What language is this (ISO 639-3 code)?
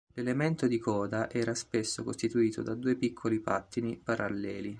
ita